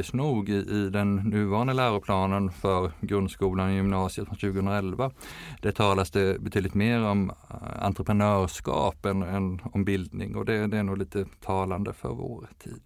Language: Swedish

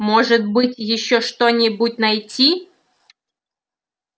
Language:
Russian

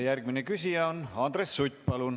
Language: Estonian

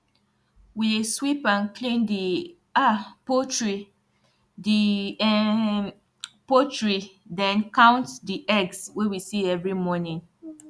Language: Nigerian Pidgin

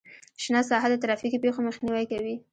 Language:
Pashto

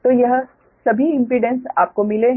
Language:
Hindi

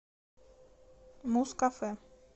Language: Russian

